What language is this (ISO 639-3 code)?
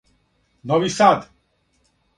srp